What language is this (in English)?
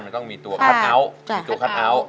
Thai